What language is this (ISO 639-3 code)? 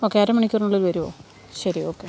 mal